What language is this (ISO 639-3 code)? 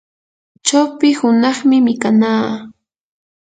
qur